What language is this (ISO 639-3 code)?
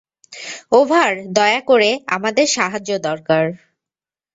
ben